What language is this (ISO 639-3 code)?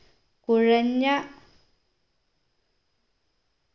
mal